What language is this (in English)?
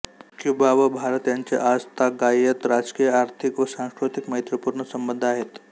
Marathi